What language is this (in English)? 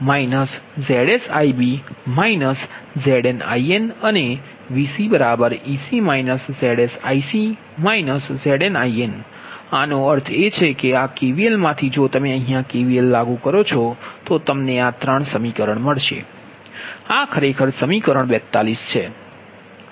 Gujarati